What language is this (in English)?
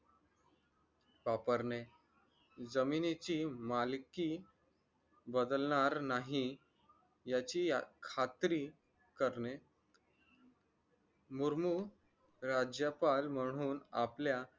Marathi